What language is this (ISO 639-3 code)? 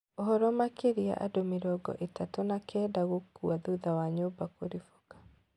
kik